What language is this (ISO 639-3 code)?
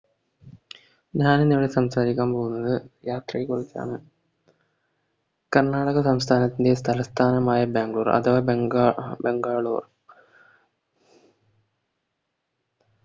mal